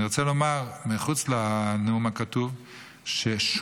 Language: Hebrew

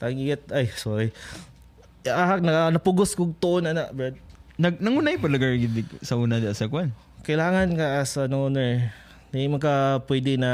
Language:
Filipino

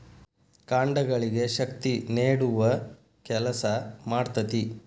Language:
Kannada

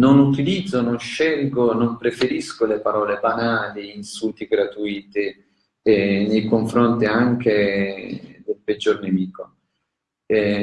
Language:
Italian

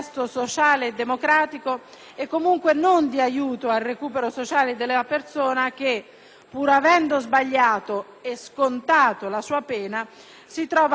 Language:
Italian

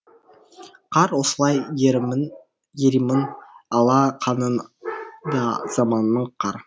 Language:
Kazakh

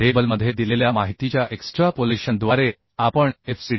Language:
Marathi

